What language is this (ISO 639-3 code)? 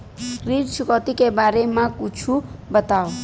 hne